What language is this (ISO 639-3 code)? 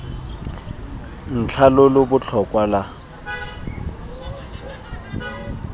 tsn